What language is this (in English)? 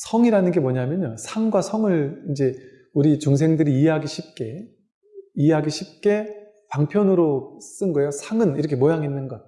Korean